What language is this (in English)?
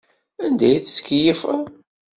Kabyle